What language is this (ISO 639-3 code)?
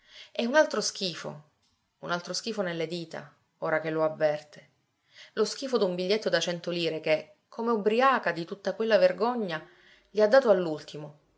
ita